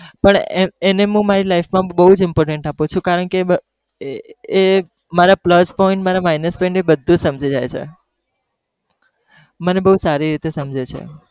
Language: Gujarati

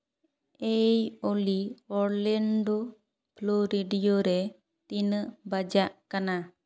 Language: Santali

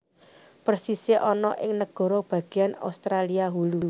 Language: Javanese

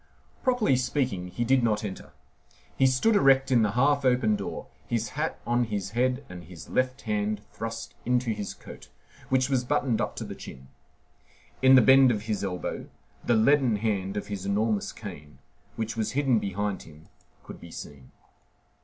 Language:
English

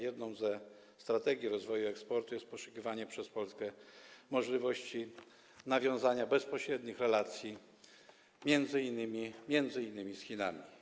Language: Polish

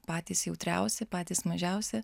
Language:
Lithuanian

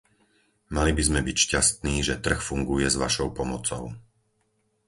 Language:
Slovak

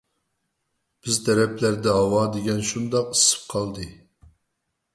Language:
Uyghur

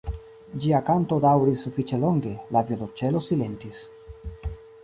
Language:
Esperanto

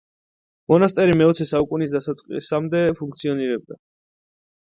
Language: Georgian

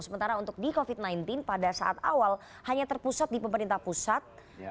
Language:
Indonesian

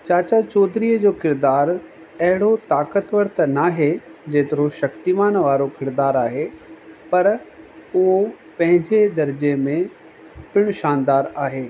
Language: Sindhi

